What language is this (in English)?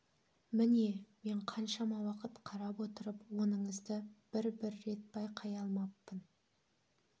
Kazakh